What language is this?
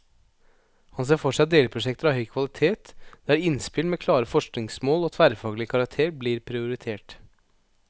Norwegian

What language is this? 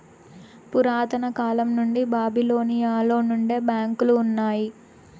Telugu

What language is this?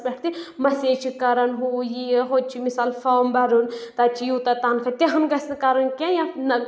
Kashmiri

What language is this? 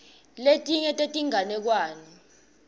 Swati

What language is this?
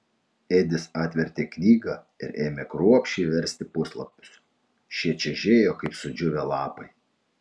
Lithuanian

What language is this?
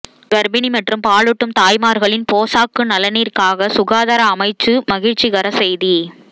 Tamil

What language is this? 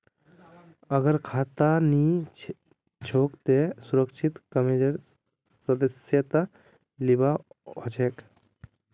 Magahi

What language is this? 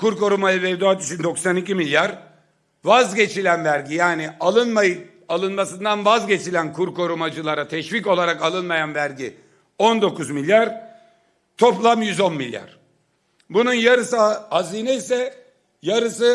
Turkish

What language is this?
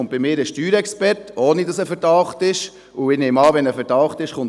Swiss German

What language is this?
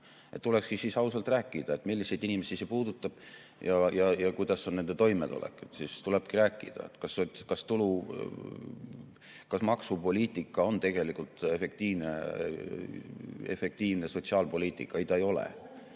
Estonian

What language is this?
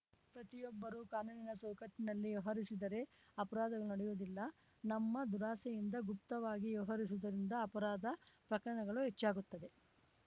Kannada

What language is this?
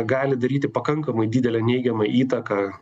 Lithuanian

